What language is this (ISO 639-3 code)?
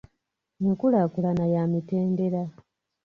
lug